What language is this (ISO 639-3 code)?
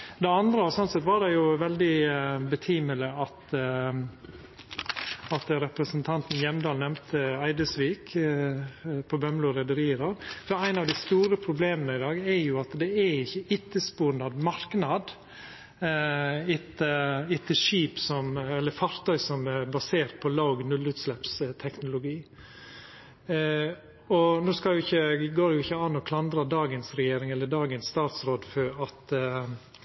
nno